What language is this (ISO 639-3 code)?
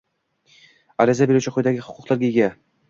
uzb